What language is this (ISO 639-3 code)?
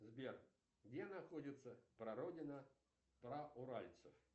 rus